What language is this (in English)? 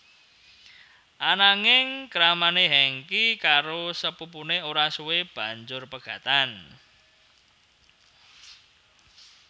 Javanese